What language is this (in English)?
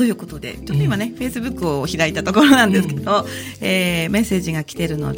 Japanese